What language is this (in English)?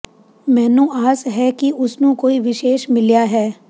Punjabi